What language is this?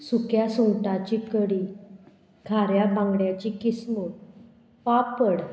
Konkani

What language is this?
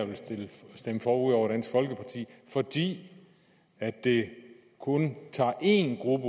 Danish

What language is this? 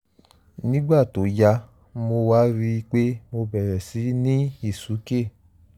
Yoruba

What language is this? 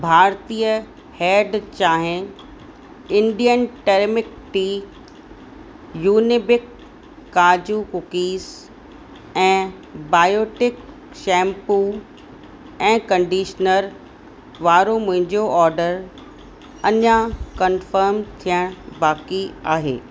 Sindhi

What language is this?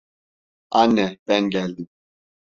Turkish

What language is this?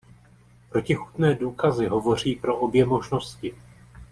Czech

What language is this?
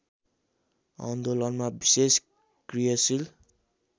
Nepali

